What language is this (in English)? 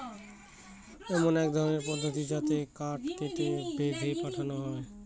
Bangla